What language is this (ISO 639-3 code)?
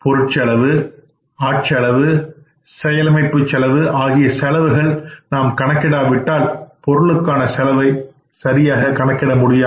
tam